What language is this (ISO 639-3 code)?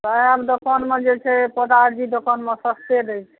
mai